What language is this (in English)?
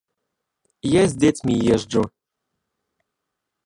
Belarusian